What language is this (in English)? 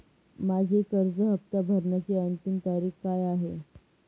Marathi